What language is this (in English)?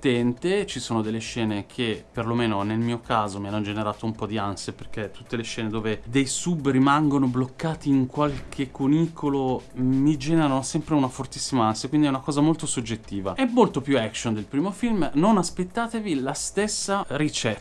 Italian